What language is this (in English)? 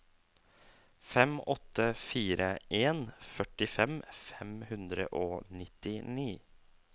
Norwegian